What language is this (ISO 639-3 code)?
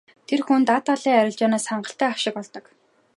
mon